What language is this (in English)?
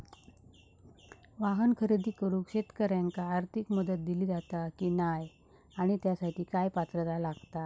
Marathi